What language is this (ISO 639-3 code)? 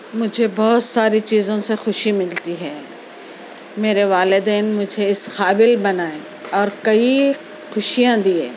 urd